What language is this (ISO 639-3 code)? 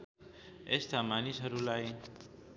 nep